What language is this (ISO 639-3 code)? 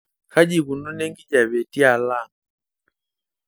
mas